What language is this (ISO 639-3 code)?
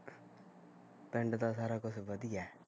pan